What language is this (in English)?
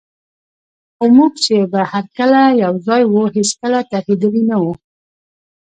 Pashto